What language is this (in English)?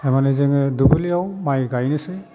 Bodo